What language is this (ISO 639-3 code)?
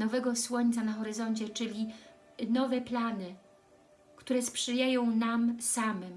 pol